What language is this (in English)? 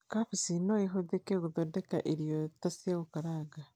Kikuyu